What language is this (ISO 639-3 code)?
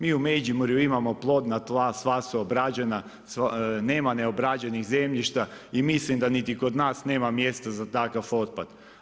hrv